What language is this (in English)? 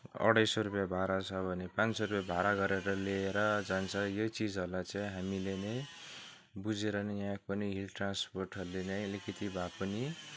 Nepali